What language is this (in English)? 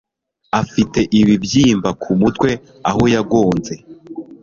Kinyarwanda